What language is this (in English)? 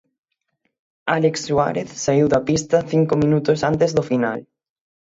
Galician